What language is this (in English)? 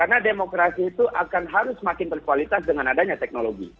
Indonesian